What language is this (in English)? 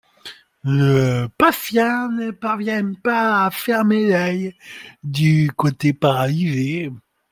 French